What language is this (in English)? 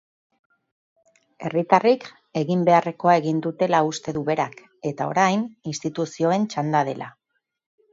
Basque